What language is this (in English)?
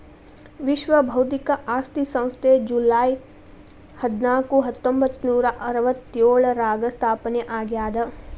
Kannada